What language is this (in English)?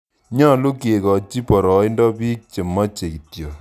Kalenjin